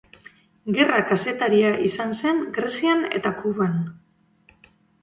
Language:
Basque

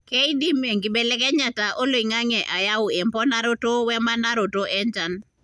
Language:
Masai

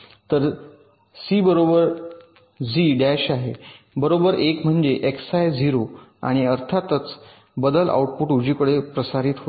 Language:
Marathi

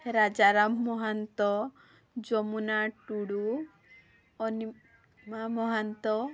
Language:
Odia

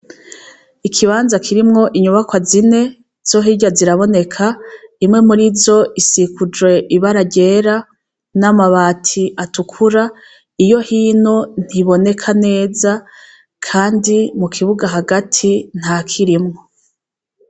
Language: Rundi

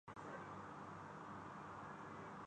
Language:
Urdu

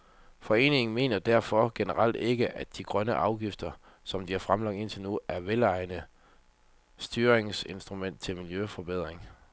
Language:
Danish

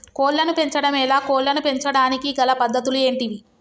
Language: Telugu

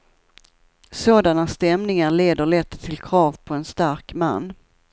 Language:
Swedish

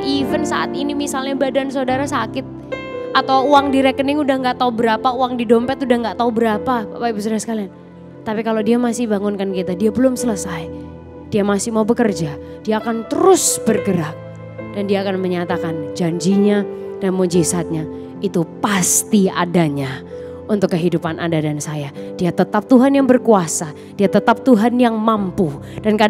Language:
Indonesian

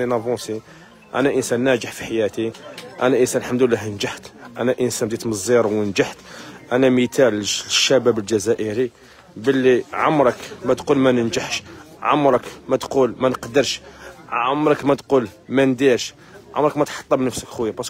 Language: Arabic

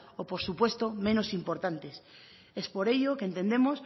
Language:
Spanish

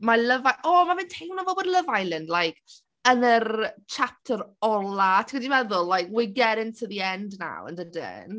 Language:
Welsh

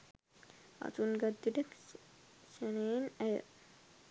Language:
Sinhala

